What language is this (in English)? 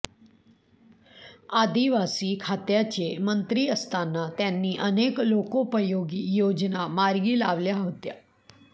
Marathi